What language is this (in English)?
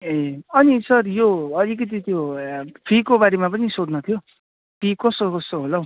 Nepali